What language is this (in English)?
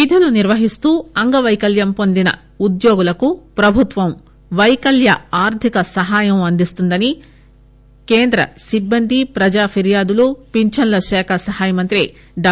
Telugu